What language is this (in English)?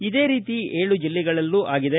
Kannada